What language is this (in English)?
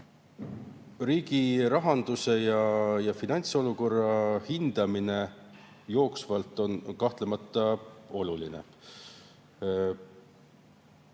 Estonian